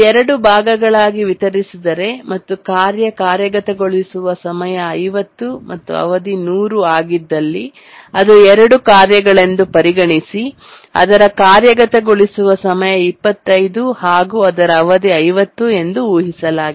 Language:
Kannada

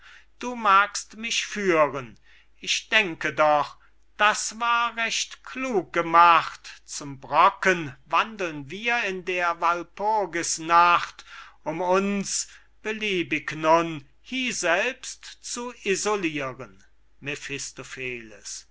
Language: German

